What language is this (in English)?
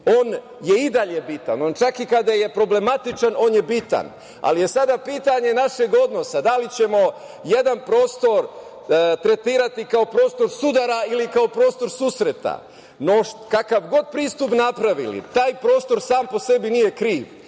Serbian